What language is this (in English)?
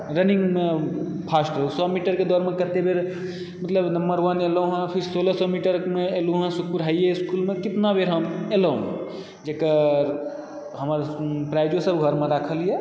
Maithili